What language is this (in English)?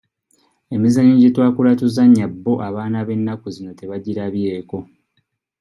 Ganda